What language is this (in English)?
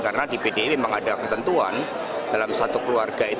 Indonesian